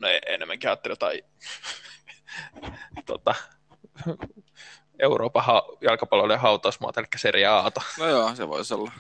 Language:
Finnish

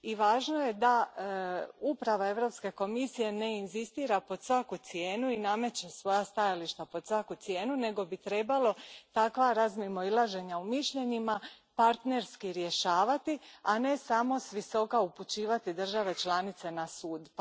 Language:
Croatian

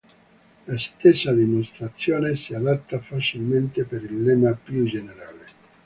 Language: Italian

